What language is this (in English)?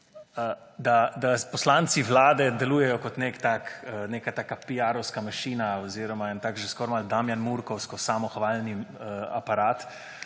Slovenian